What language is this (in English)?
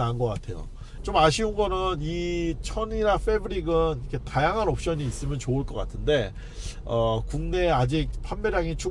Korean